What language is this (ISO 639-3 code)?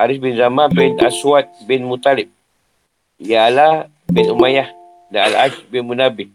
msa